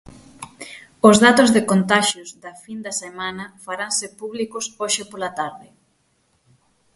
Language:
Galician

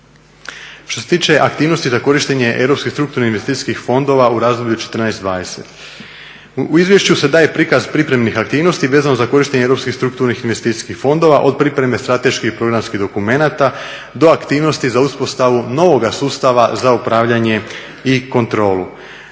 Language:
Croatian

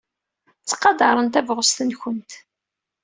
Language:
Kabyle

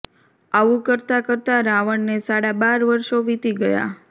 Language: Gujarati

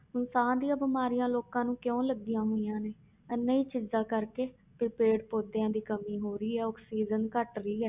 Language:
Punjabi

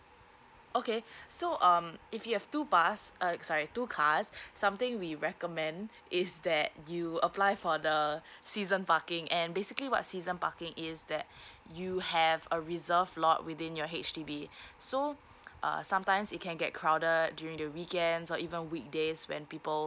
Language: English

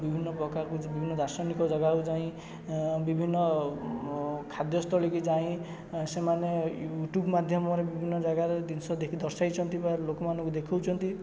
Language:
Odia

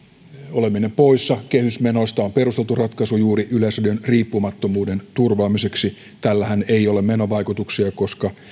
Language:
Finnish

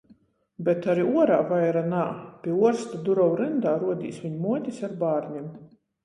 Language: Latgalian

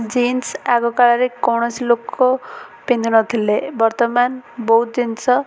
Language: Odia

